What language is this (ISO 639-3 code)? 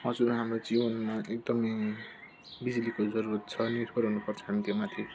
nep